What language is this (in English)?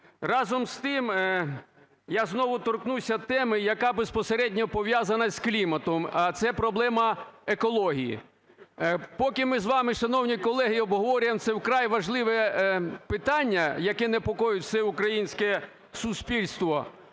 Ukrainian